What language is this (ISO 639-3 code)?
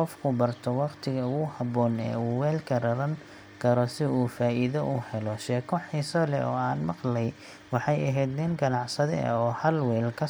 som